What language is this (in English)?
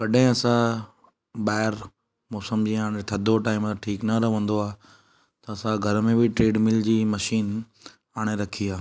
Sindhi